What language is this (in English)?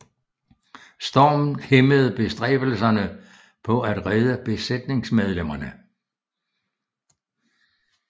Danish